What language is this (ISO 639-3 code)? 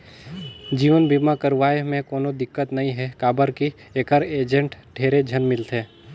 hne